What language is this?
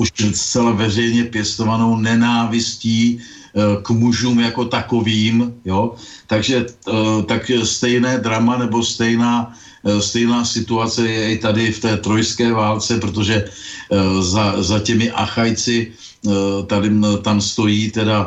Czech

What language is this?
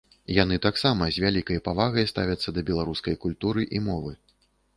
Belarusian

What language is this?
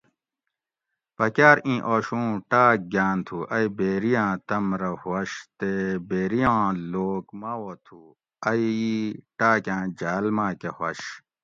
Gawri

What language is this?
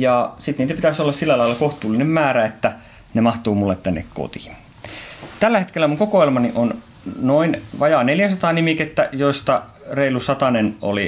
Finnish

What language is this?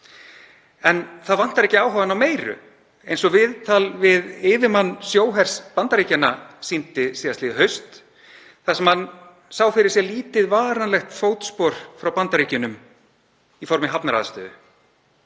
Icelandic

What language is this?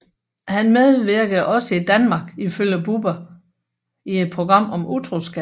Danish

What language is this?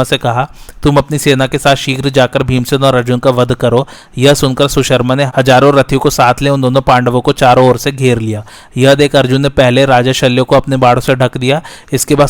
Hindi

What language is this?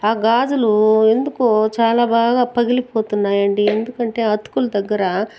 Telugu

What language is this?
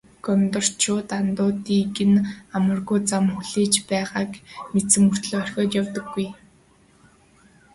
Mongolian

